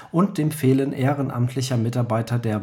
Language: German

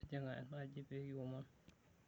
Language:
Masai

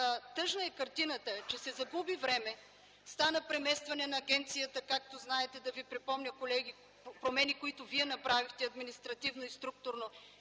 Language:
Bulgarian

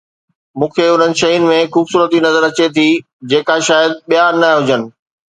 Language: Sindhi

